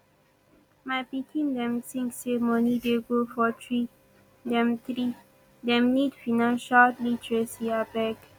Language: Nigerian Pidgin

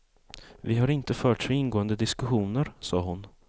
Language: Swedish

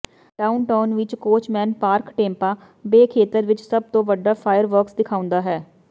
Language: Punjabi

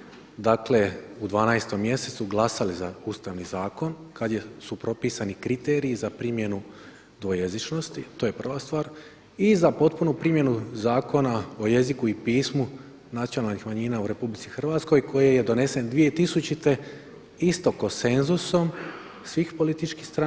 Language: Croatian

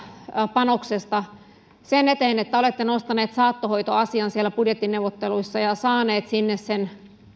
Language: Finnish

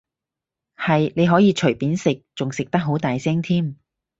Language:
Cantonese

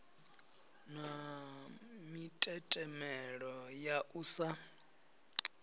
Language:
Venda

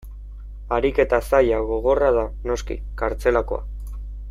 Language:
Basque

